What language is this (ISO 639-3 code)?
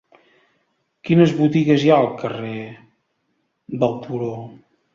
cat